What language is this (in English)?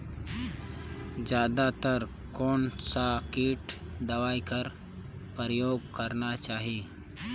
Chhattisgarhi